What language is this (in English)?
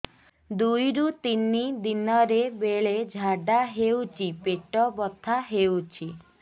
Odia